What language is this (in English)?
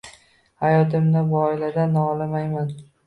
Uzbek